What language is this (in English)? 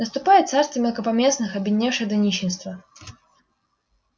Russian